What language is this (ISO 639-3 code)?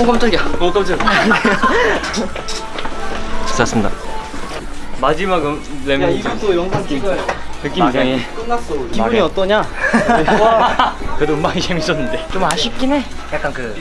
kor